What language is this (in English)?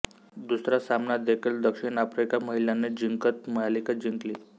Marathi